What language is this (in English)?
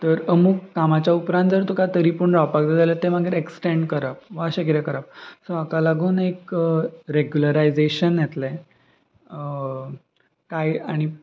Konkani